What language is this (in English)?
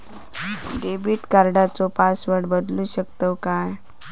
Marathi